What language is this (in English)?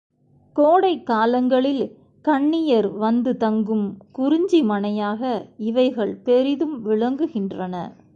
Tamil